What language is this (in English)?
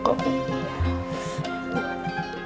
Indonesian